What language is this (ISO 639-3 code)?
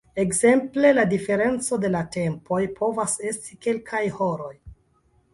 epo